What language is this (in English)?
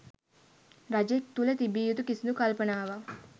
Sinhala